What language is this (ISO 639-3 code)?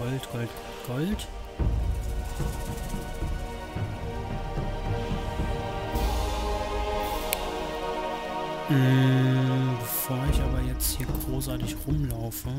deu